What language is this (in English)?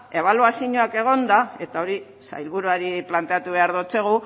Basque